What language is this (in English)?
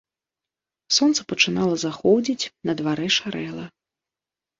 Belarusian